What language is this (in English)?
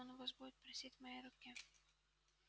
Russian